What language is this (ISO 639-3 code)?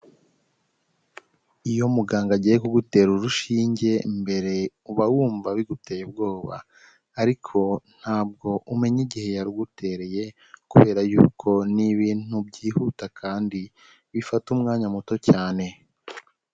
kin